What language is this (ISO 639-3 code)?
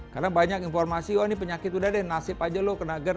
ind